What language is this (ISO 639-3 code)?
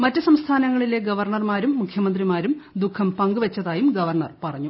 mal